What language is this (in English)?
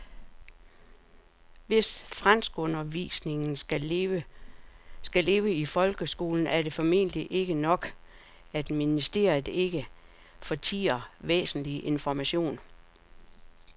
Danish